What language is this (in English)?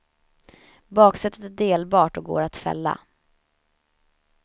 Swedish